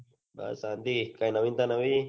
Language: Gujarati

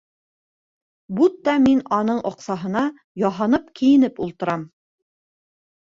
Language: Bashkir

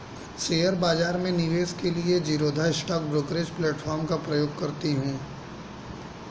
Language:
Hindi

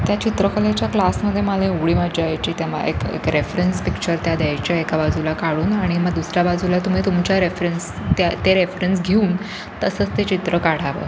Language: Marathi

